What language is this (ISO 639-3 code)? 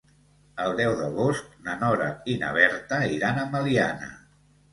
cat